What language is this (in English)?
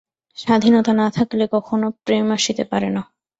Bangla